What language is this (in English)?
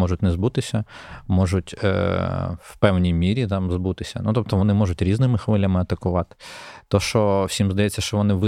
Ukrainian